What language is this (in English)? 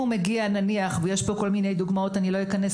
Hebrew